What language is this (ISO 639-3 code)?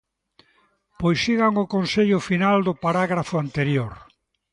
glg